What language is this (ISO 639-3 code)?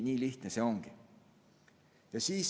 est